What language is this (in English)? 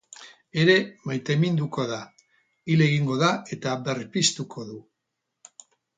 Basque